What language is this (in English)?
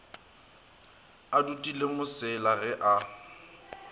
Northern Sotho